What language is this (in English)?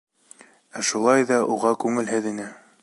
Bashkir